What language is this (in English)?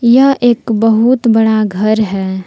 Hindi